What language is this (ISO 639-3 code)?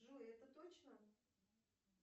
rus